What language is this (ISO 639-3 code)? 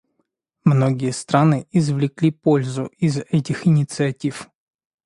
rus